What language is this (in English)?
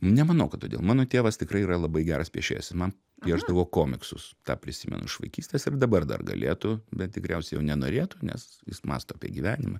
Lithuanian